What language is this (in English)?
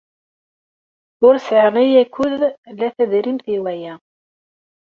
Kabyle